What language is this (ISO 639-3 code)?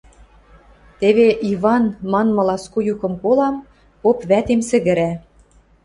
mrj